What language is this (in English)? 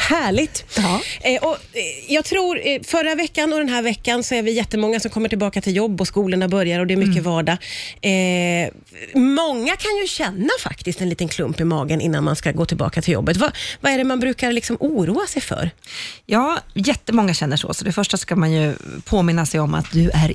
Swedish